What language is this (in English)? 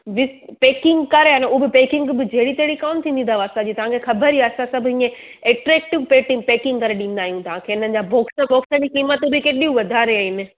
Sindhi